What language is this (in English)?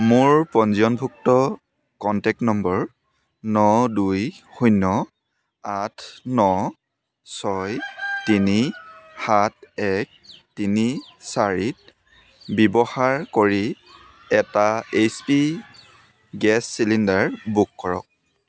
Assamese